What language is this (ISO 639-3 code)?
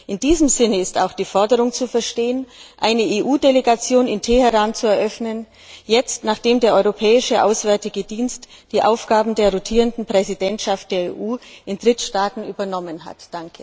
deu